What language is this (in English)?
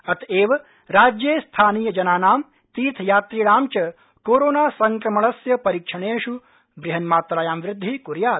Sanskrit